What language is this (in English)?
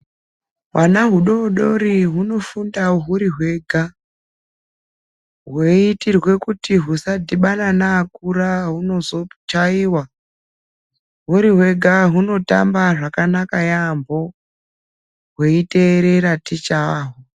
Ndau